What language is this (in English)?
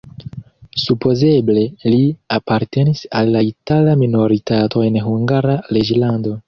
Esperanto